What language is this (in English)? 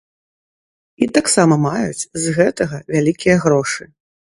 Belarusian